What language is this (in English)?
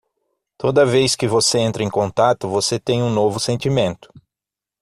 Portuguese